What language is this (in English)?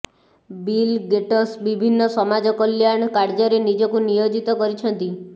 Odia